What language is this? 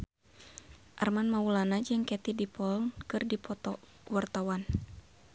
Sundanese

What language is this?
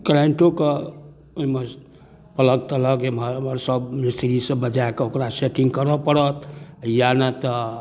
Maithili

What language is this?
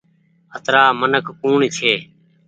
Goaria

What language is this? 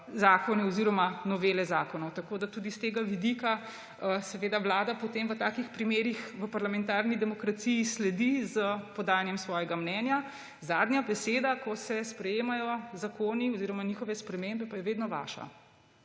Slovenian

